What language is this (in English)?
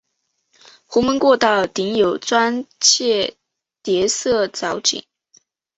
Chinese